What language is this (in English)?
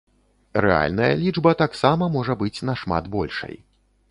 Belarusian